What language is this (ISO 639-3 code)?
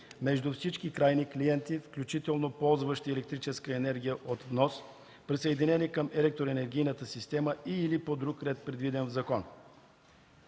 bul